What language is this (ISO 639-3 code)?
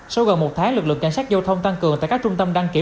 vie